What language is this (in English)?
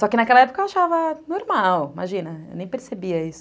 Portuguese